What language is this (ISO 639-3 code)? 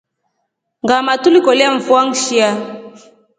rof